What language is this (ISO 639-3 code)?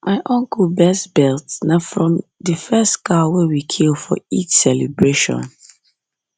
pcm